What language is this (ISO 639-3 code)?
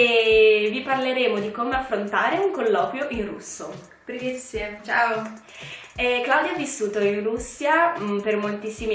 ita